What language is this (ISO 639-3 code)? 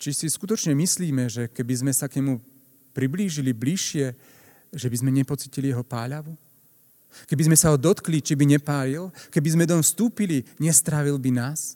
slk